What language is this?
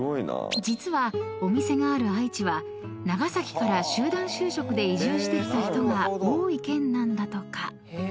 Japanese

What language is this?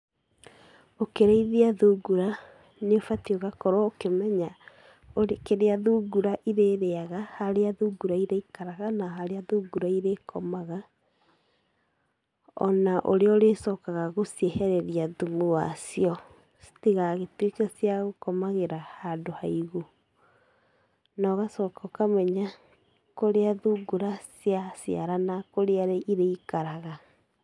Kikuyu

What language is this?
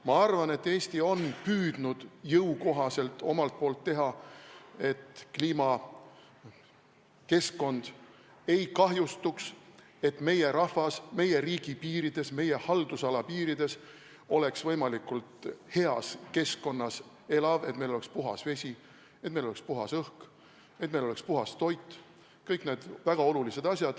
Estonian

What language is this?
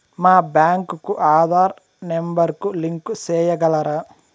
Telugu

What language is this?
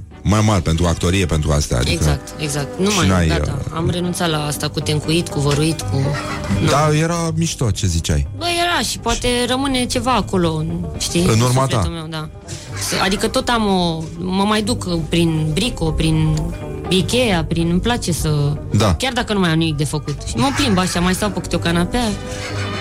Romanian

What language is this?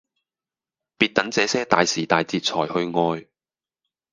Cantonese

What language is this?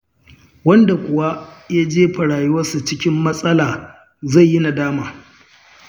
Hausa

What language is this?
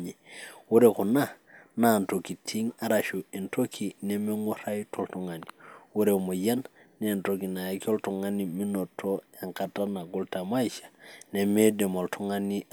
Masai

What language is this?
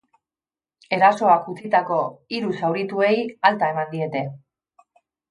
Basque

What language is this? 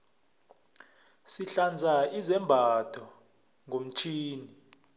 South Ndebele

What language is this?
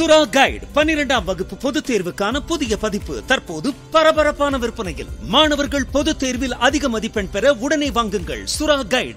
Tamil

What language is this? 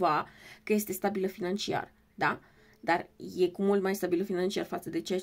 Romanian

